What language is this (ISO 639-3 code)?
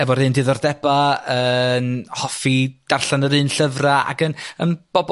cym